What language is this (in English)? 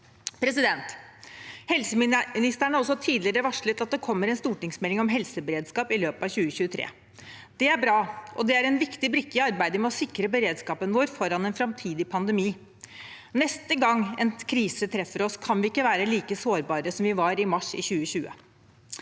Norwegian